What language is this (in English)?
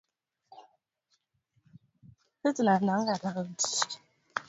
Swahili